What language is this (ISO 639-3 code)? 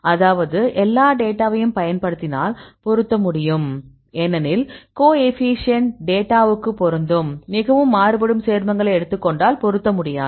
tam